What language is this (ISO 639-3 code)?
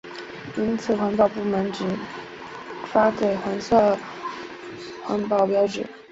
zho